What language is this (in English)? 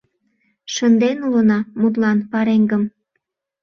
Mari